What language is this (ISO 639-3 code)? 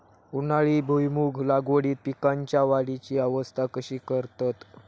mar